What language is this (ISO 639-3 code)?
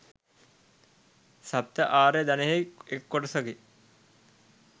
sin